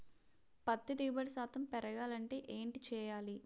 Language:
Telugu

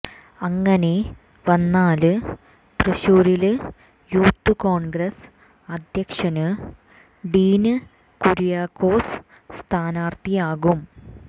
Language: Malayalam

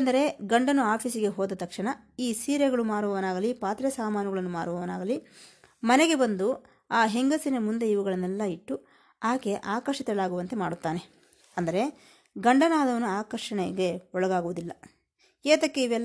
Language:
Kannada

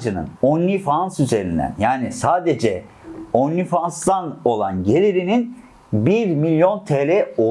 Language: Turkish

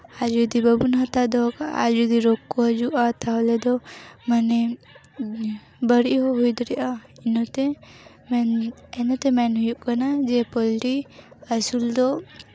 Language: Santali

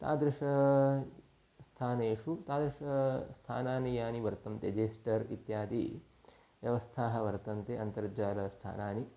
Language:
Sanskrit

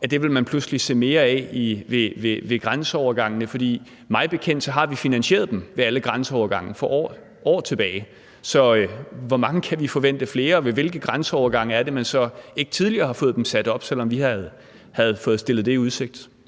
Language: Danish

